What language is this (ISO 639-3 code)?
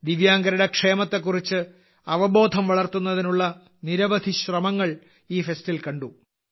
mal